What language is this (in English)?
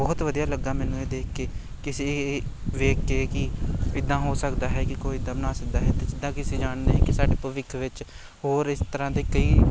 Punjabi